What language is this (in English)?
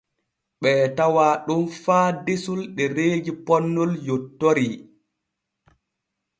Borgu Fulfulde